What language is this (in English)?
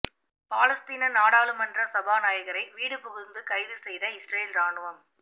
Tamil